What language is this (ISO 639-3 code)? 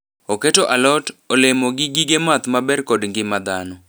luo